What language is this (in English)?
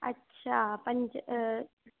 Sindhi